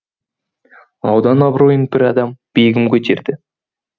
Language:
Kazakh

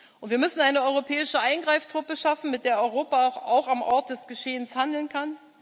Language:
German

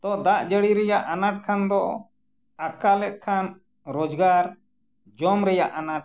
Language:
Santali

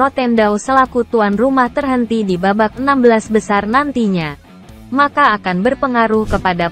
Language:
Indonesian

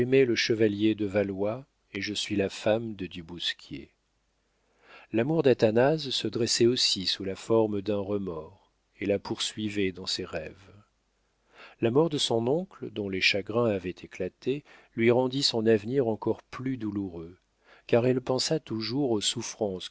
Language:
French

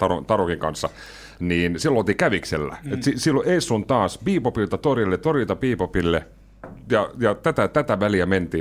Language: Finnish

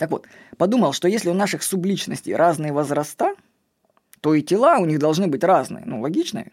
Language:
Russian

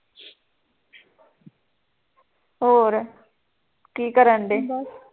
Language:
Punjabi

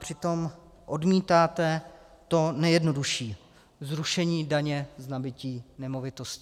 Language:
Czech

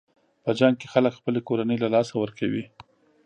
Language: Pashto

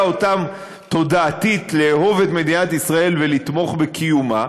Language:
Hebrew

